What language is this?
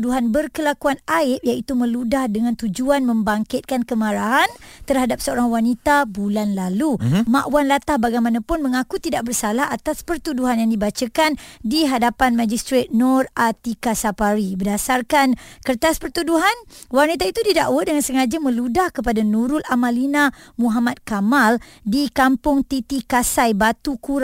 Malay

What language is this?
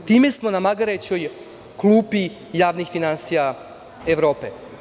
Serbian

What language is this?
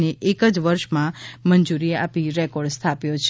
Gujarati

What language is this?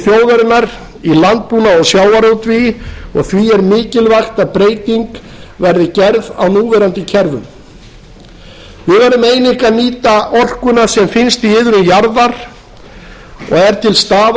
Icelandic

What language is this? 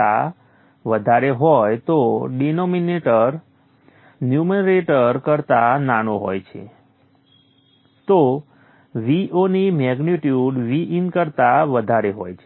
Gujarati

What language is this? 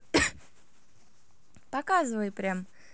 Russian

